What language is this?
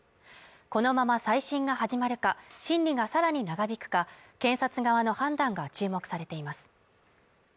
Japanese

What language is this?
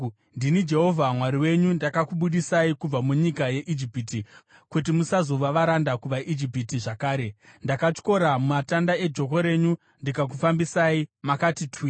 Shona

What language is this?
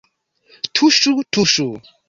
Esperanto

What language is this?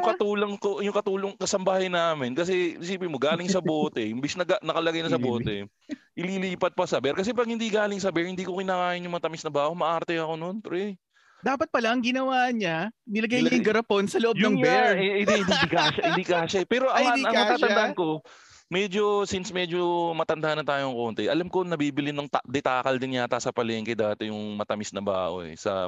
Filipino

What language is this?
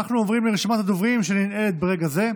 Hebrew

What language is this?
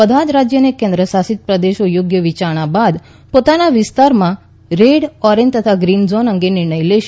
Gujarati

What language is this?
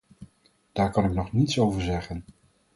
Dutch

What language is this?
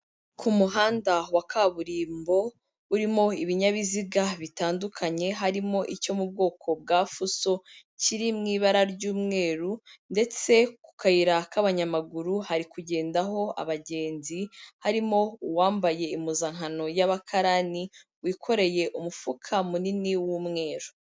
Kinyarwanda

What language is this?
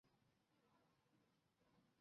Chinese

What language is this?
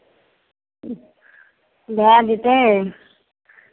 Maithili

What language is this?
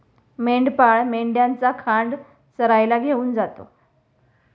Marathi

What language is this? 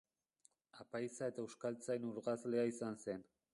Basque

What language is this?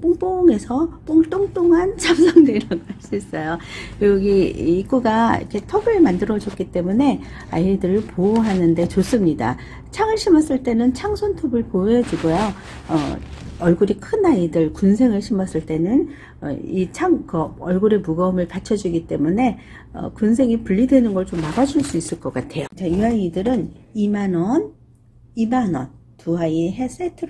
Korean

